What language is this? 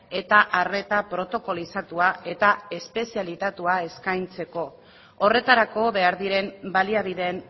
Basque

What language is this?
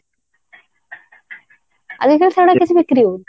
Odia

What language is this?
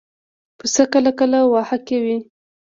Pashto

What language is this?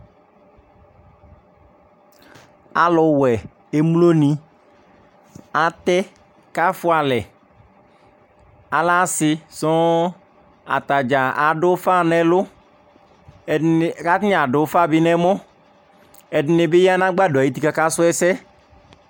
Ikposo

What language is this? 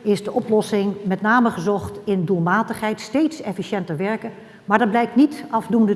Dutch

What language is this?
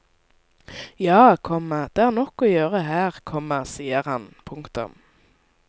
Norwegian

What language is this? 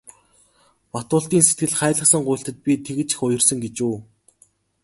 Mongolian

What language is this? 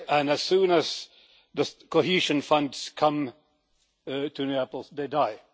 English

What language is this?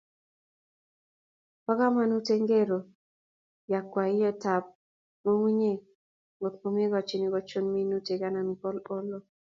Kalenjin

